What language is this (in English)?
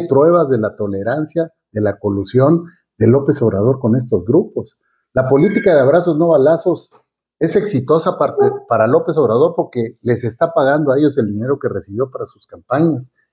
Spanish